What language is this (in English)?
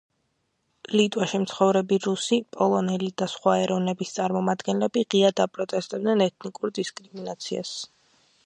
Georgian